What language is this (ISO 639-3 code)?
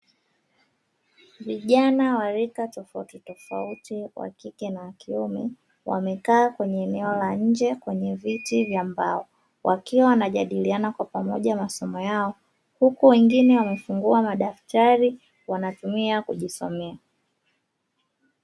swa